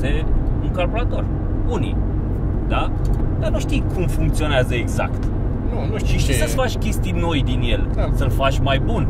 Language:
Romanian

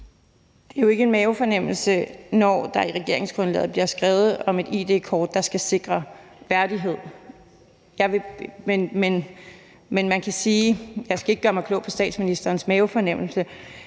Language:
Danish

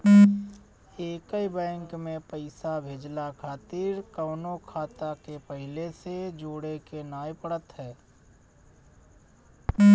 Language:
Bhojpuri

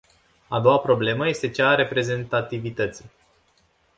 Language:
Romanian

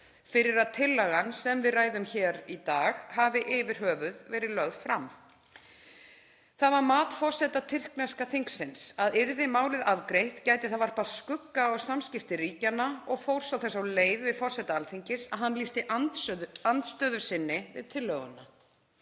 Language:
Icelandic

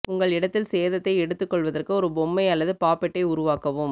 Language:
Tamil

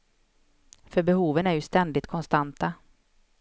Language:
Swedish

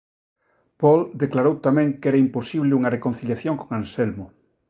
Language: Galician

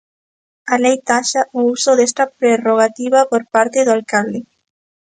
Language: Galician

